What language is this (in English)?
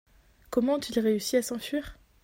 French